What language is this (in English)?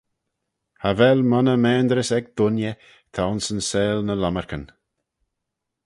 Manx